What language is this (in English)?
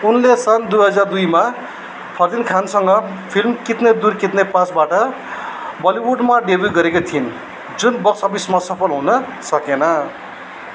Nepali